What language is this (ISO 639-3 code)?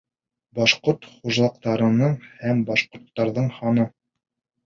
bak